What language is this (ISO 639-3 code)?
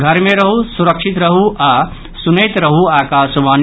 mai